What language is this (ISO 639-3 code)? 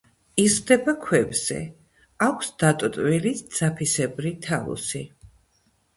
kat